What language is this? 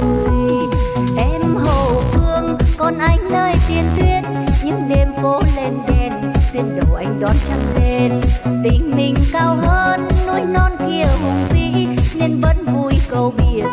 Vietnamese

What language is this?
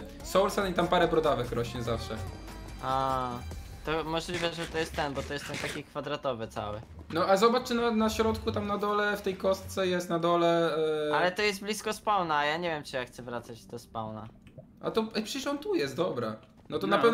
Polish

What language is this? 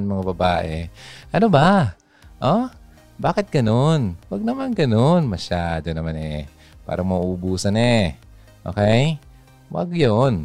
Filipino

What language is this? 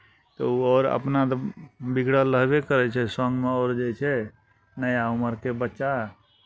Maithili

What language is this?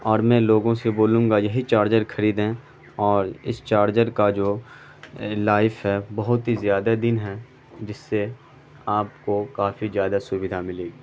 Urdu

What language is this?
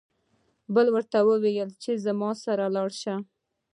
Pashto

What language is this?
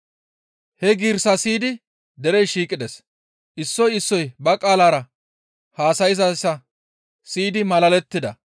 Gamo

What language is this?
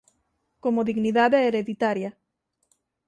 Galician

